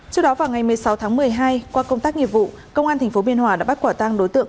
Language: Vietnamese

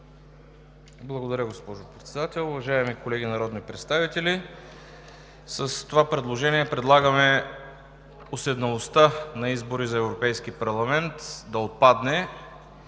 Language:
Bulgarian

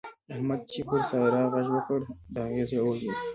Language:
Pashto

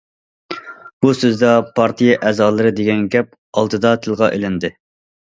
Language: Uyghur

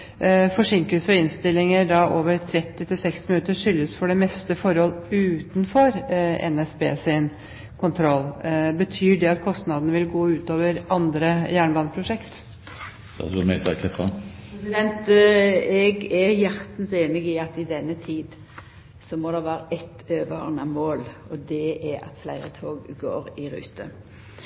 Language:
Norwegian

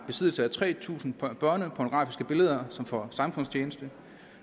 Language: Danish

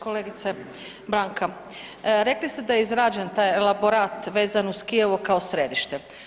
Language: Croatian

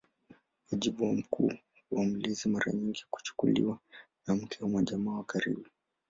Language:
Swahili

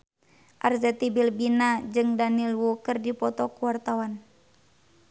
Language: Sundanese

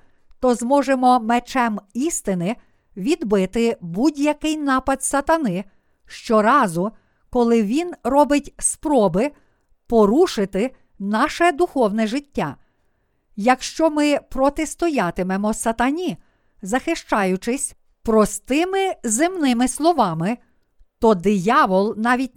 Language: Ukrainian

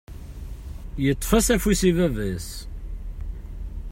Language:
Kabyle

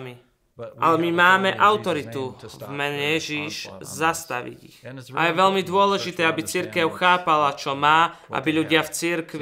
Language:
Slovak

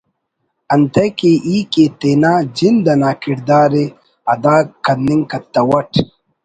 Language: Brahui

